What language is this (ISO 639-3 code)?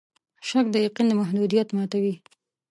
pus